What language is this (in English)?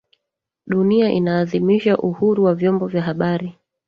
Swahili